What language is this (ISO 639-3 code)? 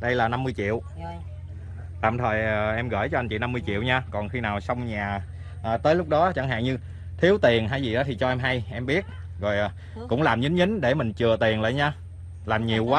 vie